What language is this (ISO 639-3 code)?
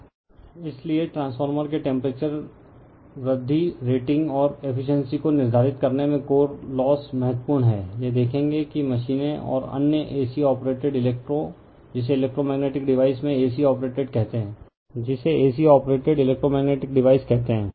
hin